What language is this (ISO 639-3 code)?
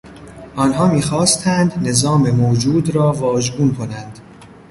fas